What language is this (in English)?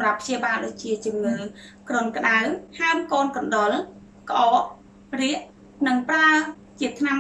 Thai